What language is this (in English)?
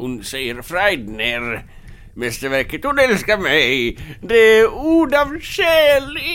Swedish